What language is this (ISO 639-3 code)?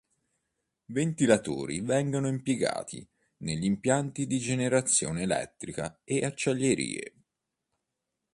ita